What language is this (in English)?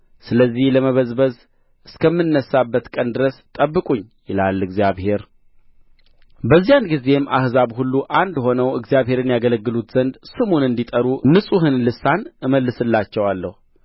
Amharic